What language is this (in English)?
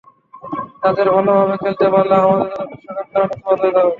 Bangla